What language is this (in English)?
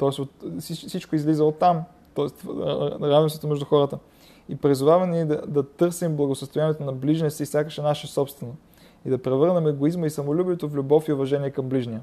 Bulgarian